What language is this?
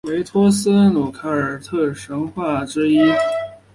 Chinese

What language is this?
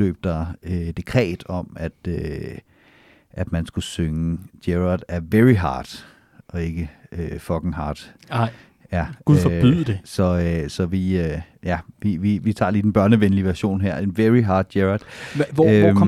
Danish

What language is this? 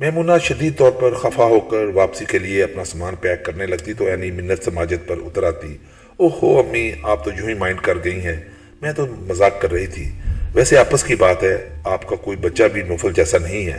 Urdu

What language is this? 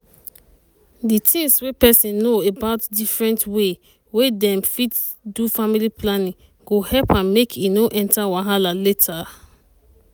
Nigerian Pidgin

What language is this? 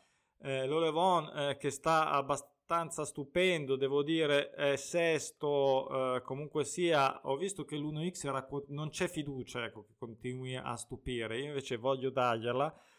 Italian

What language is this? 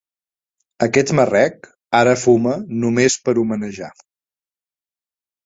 Catalan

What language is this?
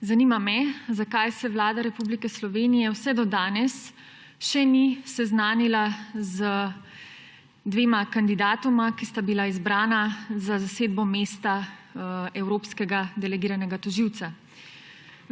Slovenian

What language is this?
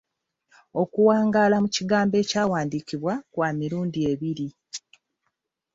Ganda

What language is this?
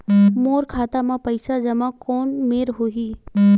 Chhattisgarhi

